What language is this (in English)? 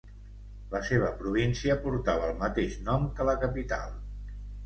Catalan